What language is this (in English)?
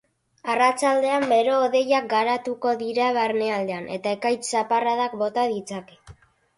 Basque